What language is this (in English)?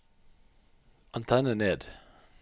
Norwegian